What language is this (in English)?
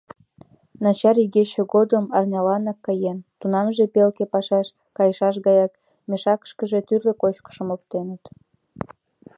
Mari